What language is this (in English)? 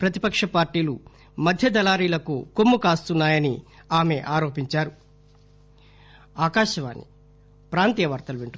Telugu